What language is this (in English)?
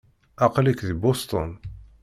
Kabyle